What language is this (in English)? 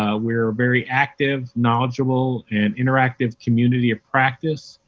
English